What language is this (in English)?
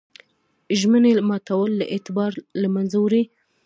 Pashto